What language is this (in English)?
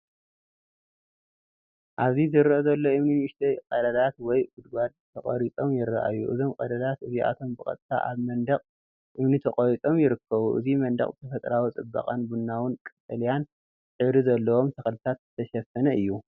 Tigrinya